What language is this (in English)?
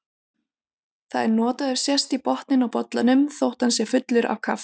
Icelandic